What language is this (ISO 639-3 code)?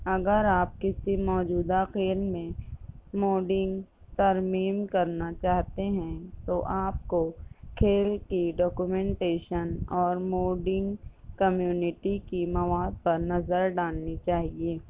urd